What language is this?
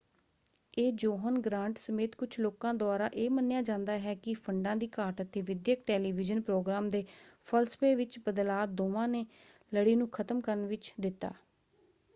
Punjabi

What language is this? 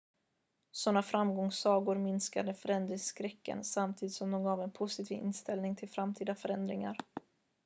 Swedish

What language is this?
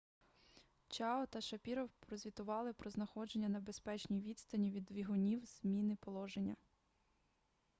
Ukrainian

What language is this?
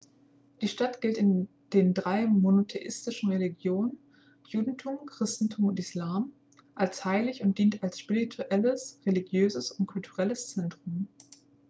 German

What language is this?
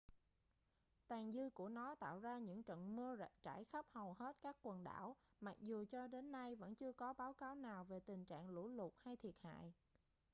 Vietnamese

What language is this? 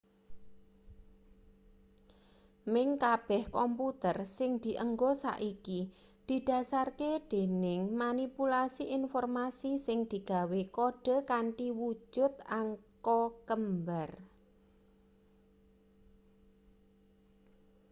Javanese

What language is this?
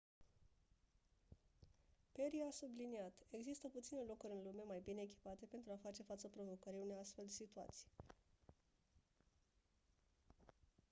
Romanian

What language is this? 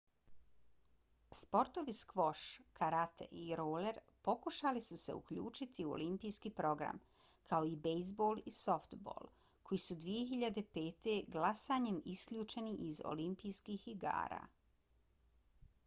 Bosnian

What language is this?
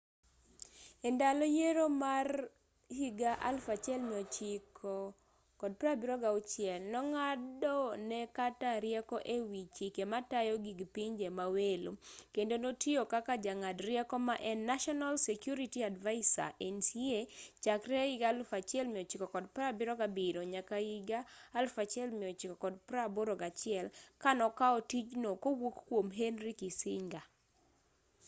Luo (Kenya and Tanzania)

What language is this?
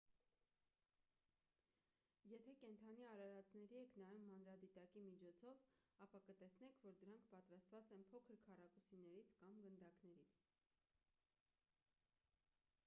Armenian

